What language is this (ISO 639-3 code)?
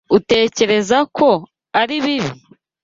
kin